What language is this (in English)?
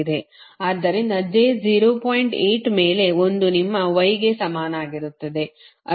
Kannada